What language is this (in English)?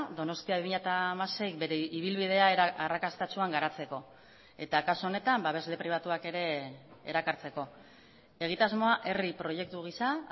Basque